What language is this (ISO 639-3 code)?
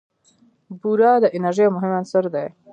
pus